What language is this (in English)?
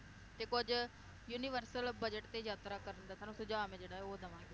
Punjabi